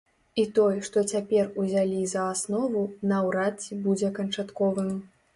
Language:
Belarusian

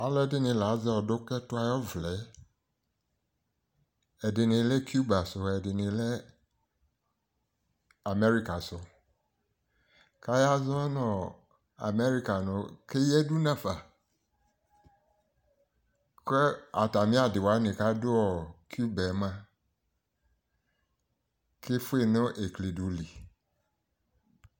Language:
Ikposo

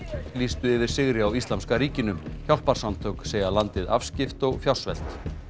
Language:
Icelandic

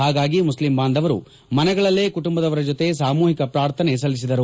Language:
Kannada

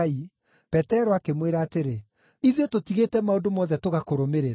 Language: Kikuyu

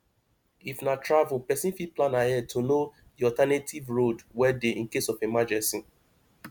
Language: Nigerian Pidgin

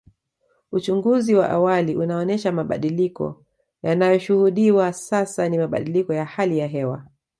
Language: Swahili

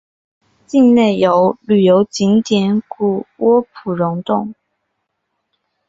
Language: Chinese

